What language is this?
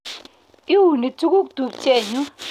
Kalenjin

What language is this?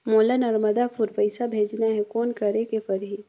Chhattisgarhi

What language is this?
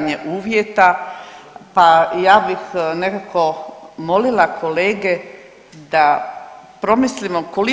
Croatian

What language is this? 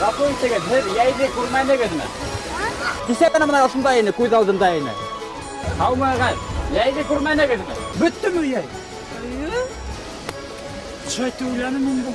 Bashkir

